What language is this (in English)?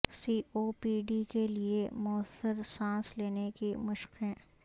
Urdu